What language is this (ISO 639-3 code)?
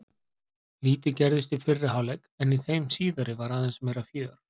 isl